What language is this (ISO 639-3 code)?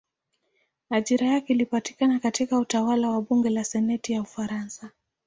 swa